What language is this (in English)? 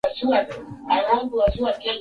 Swahili